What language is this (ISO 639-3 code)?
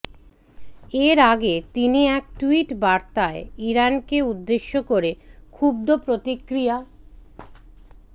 ben